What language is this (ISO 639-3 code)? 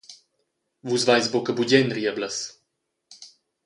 roh